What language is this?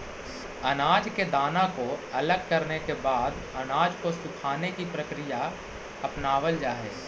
Magahi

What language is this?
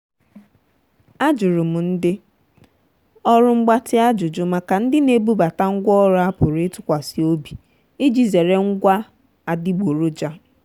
Igbo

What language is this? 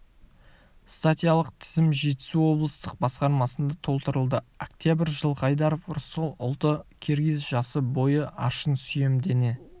Kazakh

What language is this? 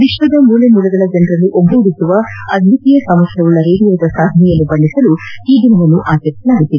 Kannada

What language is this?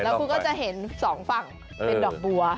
Thai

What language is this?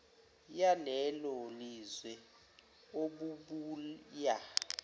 Zulu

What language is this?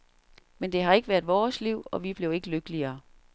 Danish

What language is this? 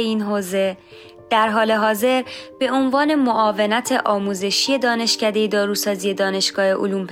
Persian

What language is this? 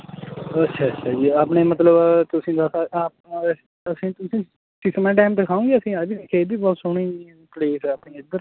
Punjabi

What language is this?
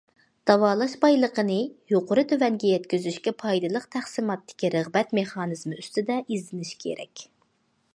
Uyghur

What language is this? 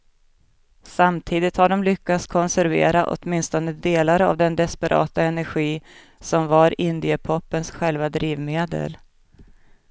Swedish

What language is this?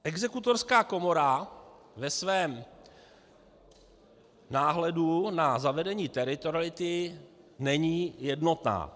Czech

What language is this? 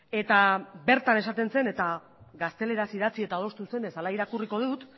Basque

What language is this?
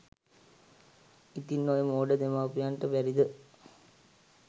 Sinhala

